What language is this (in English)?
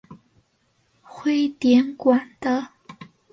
Chinese